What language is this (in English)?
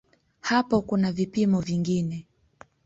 Swahili